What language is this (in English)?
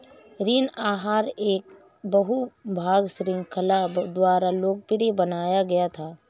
Hindi